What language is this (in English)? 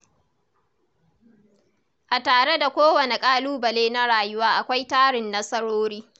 Hausa